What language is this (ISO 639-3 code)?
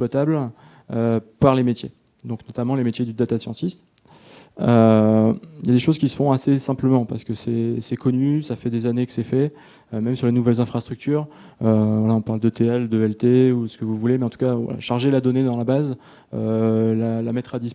fra